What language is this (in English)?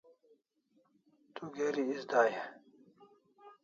Kalasha